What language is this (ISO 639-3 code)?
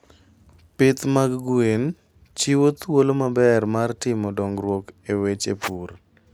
luo